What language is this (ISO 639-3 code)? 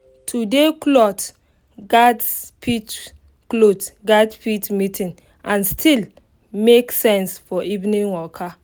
pcm